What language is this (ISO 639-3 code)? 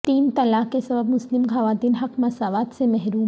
urd